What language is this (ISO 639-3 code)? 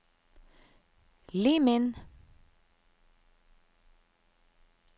nor